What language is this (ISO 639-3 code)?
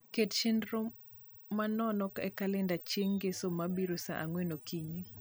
luo